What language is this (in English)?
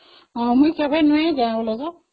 Odia